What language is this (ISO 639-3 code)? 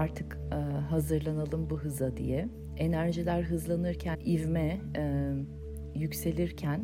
tur